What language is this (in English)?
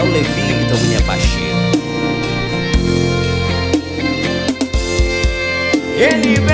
Portuguese